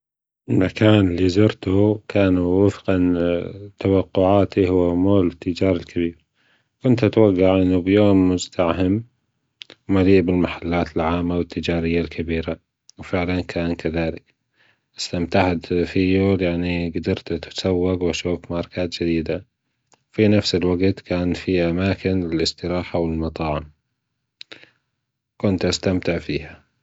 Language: Gulf Arabic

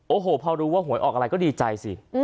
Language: Thai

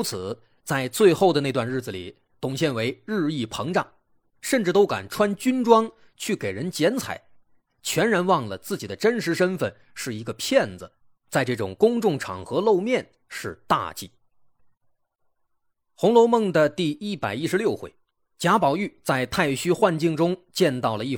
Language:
Chinese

